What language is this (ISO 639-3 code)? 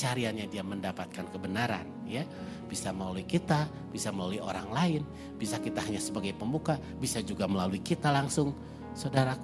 ind